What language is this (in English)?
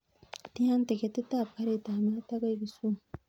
Kalenjin